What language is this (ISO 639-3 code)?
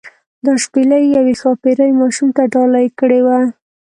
pus